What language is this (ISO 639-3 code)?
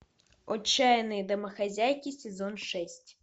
rus